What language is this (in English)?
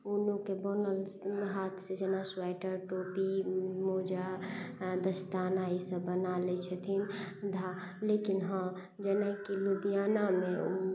Maithili